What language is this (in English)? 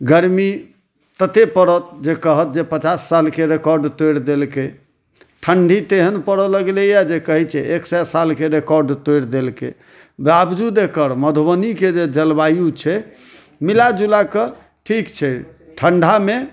Maithili